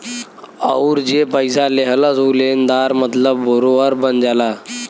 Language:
Bhojpuri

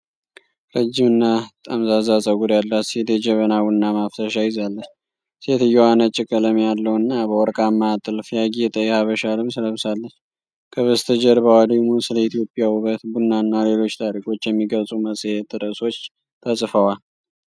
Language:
Amharic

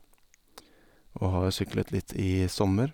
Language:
Norwegian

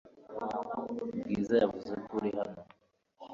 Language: Kinyarwanda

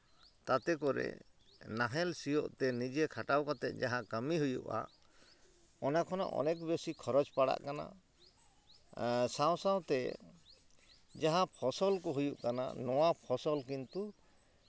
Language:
Santali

